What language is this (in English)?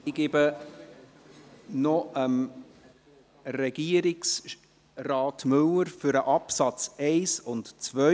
Swiss German